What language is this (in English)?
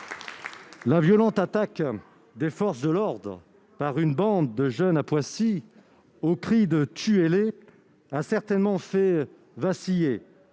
French